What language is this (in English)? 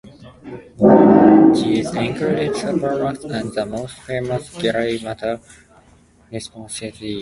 English